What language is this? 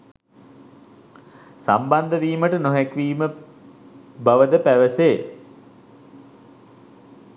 Sinhala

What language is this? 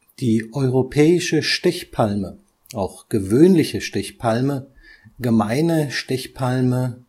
German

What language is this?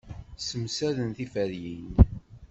Kabyle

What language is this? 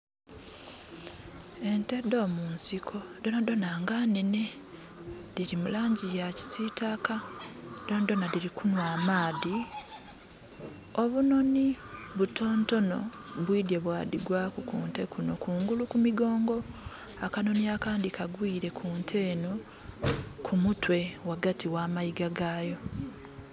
Soga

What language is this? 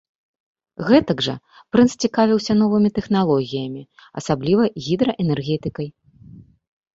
Belarusian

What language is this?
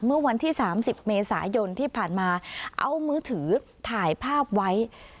Thai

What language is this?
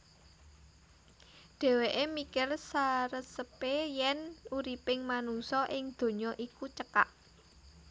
Javanese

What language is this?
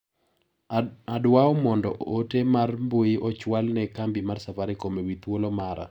Luo (Kenya and Tanzania)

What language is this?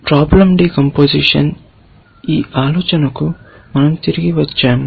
Telugu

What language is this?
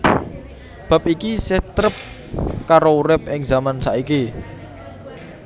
Javanese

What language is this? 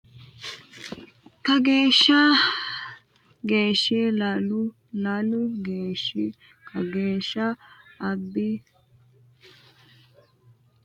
Sidamo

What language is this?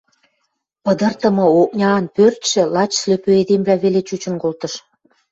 Western Mari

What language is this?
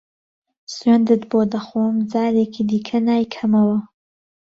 Central Kurdish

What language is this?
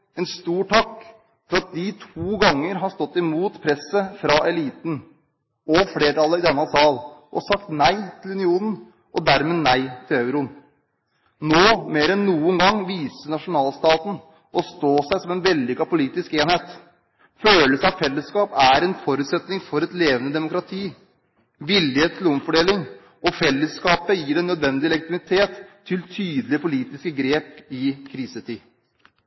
Norwegian Bokmål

